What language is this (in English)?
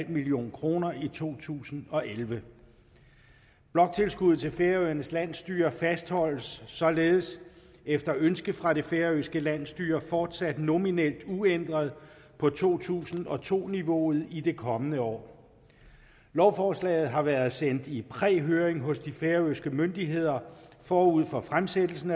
Danish